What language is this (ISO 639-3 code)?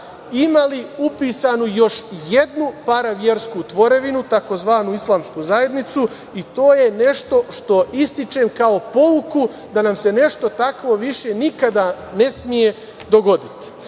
srp